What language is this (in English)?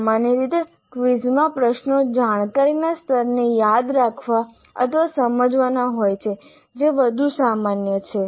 Gujarati